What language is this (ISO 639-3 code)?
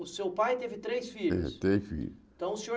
por